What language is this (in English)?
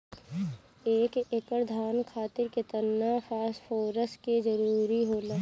Bhojpuri